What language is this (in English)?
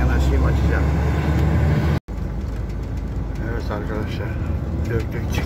Turkish